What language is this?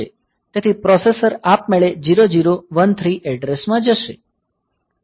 Gujarati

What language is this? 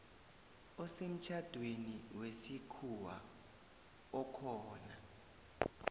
South Ndebele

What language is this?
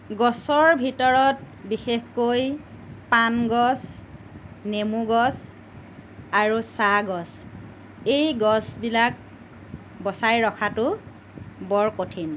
Assamese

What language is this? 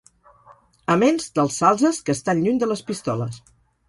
Catalan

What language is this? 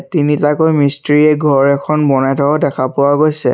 Assamese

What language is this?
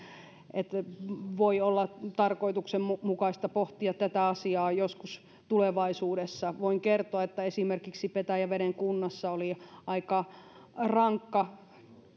Finnish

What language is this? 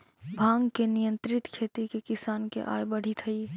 Magahi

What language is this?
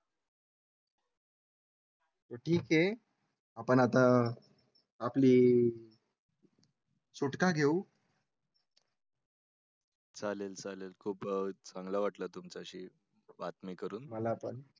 Marathi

